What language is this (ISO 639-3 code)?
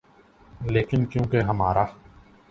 urd